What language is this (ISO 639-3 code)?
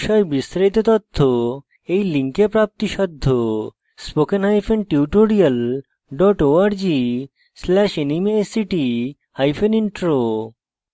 ben